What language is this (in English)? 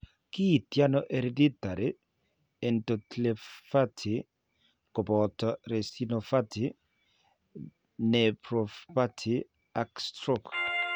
Kalenjin